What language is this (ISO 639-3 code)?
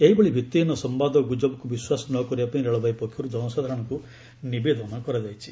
ori